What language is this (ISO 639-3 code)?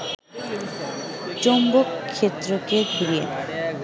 ben